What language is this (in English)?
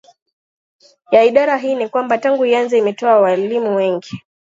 Swahili